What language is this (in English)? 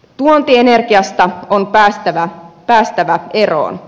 Finnish